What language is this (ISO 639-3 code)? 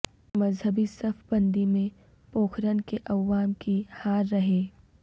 urd